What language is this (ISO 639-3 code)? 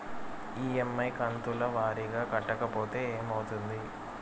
tel